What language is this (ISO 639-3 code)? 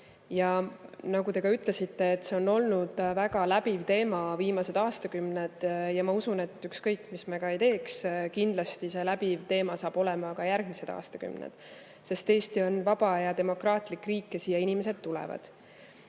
est